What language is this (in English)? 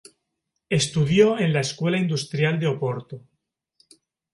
Spanish